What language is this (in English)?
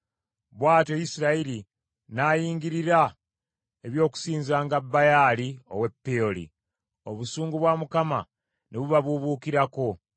Ganda